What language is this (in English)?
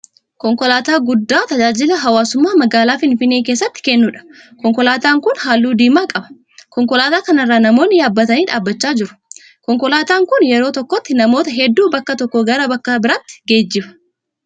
Oromo